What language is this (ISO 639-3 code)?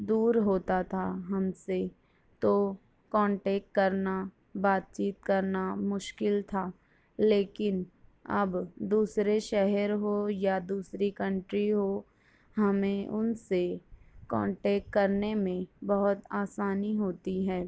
urd